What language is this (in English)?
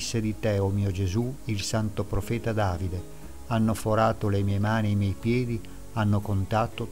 Italian